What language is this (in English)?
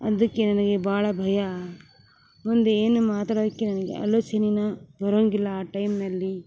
Kannada